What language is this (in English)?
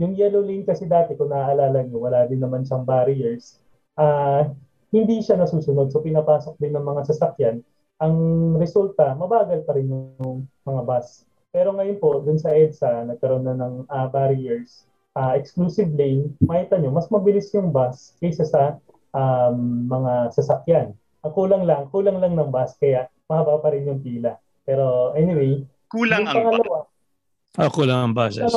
Filipino